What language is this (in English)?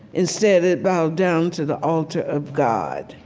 English